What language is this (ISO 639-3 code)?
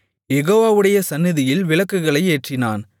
tam